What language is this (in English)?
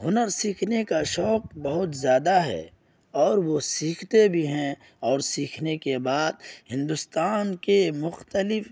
Urdu